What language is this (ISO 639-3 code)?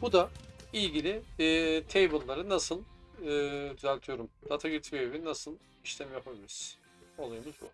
tur